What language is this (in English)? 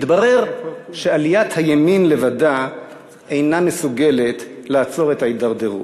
Hebrew